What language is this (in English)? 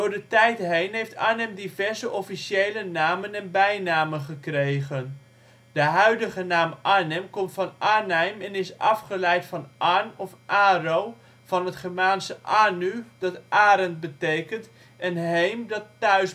Dutch